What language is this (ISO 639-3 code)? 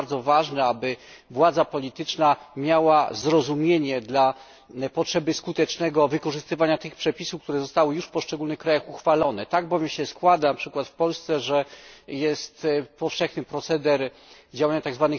pol